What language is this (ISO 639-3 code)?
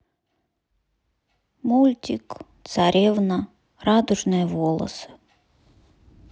rus